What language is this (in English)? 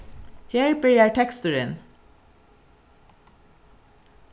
Faroese